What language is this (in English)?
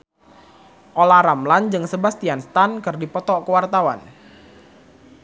Sundanese